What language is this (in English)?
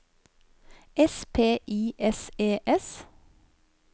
Norwegian